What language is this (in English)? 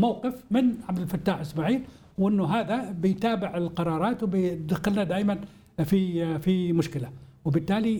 Arabic